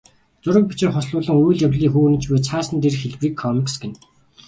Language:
Mongolian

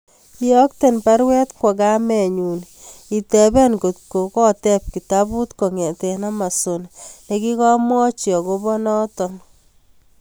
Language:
Kalenjin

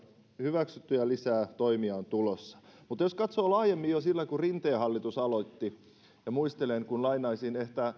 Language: Finnish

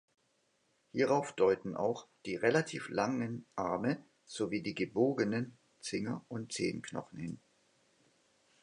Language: German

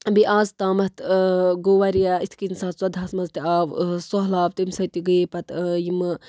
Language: Kashmiri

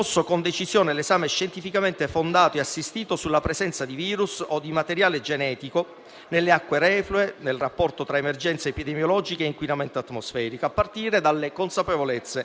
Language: Italian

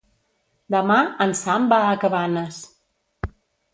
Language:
Catalan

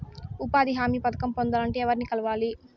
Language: Telugu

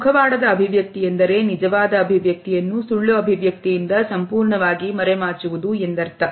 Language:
Kannada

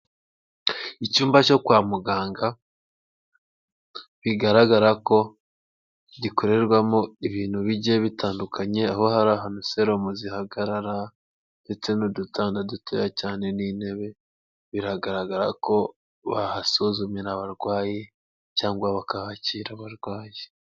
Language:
Kinyarwanda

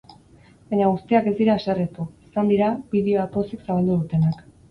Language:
Basque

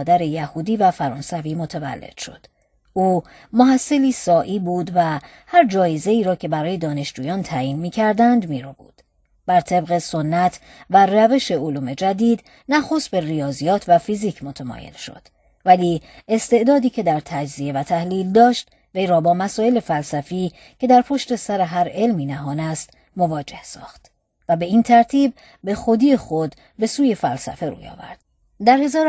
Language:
Persian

